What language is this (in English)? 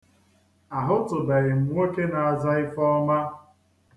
Igbo